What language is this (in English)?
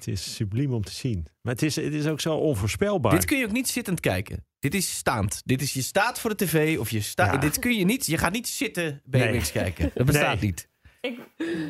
Dutch